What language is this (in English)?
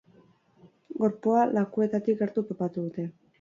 Basque